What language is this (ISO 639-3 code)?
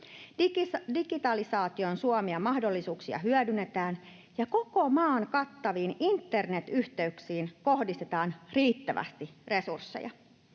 fin